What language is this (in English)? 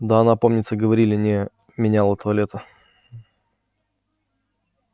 Russian